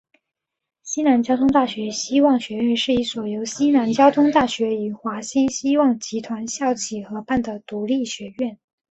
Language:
Chinese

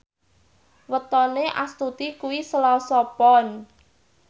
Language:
Javanese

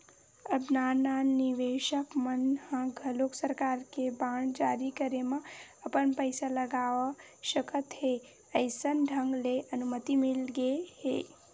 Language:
Chhattisgarhi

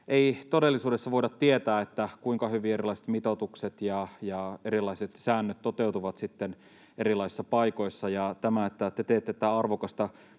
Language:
Finnish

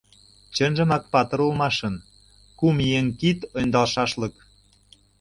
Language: Mari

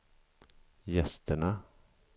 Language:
Swedish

